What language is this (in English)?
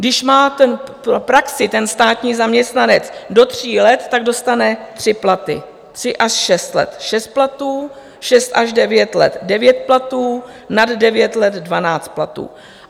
Czech